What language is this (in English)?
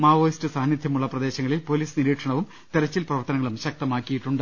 Malayalam